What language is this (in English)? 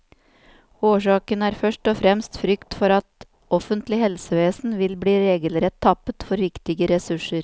Norwegian